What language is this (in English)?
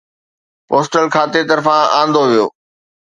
Sindhi